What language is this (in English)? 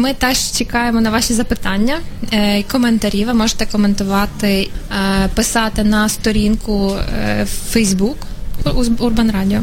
Ukrainian